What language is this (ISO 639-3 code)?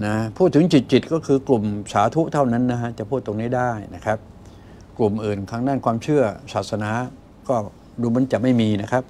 tha